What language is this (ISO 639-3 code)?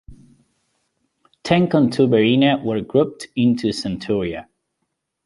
eng